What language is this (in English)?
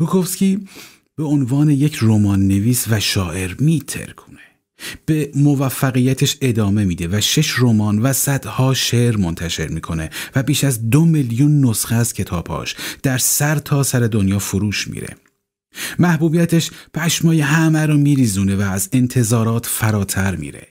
Persian